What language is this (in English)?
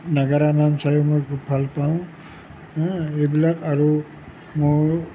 Assamese